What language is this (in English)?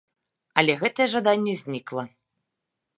Belarusian